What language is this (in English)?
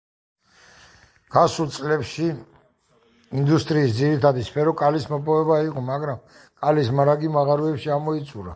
Georgian